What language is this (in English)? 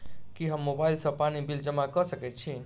Maithili